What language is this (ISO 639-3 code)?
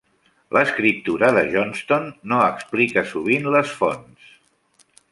cat